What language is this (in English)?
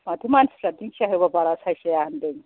Bodo